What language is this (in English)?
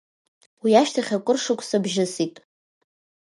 Abkhazian